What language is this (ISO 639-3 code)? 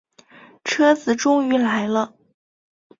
zho